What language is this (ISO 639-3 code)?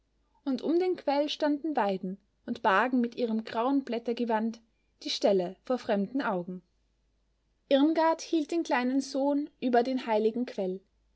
deu